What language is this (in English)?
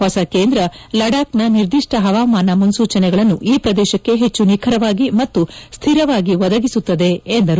Kannada